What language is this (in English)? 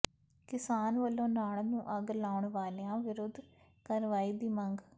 Punjabi